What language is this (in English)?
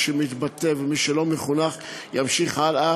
Hebrew